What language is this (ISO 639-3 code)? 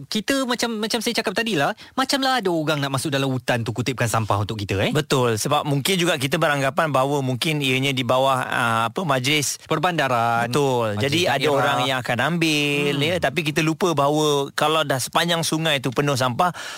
msa